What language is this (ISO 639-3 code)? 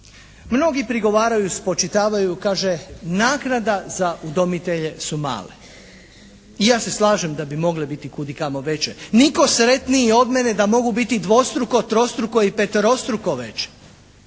hrv